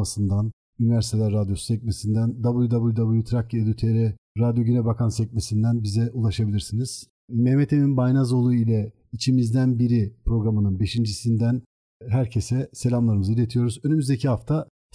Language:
Turkish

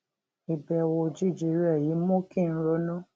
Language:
Yoruba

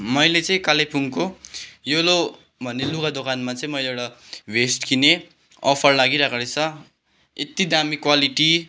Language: Nepali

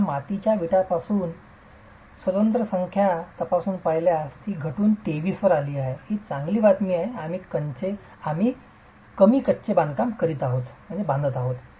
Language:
Marathi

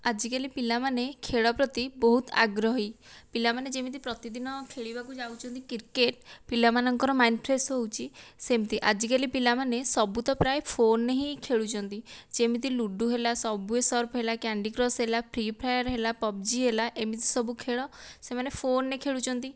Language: Odia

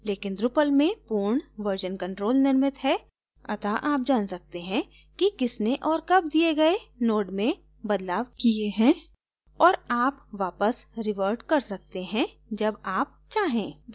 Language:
Hindi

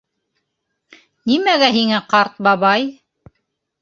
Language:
Bashkir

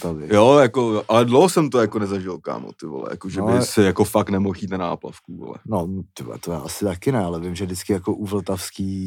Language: Czech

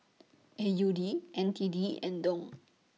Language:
English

